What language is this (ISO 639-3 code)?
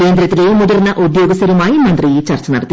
mal